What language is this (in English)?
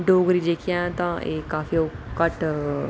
Dogri